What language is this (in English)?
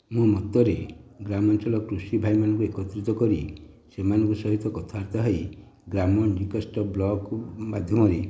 Odia